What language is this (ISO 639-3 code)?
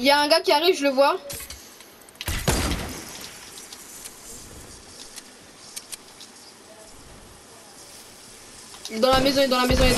fra